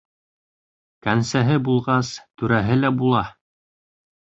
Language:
Bashkir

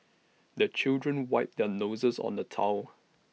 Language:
English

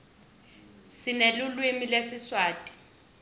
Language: Swati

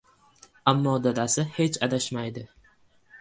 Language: Uzbek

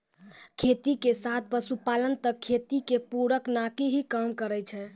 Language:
Maithili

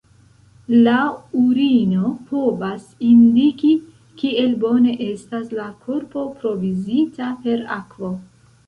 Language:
Esperanto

